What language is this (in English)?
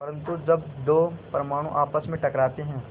Hindi